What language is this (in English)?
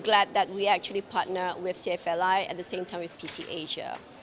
Indonesian